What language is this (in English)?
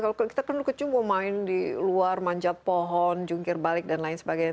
Indonesian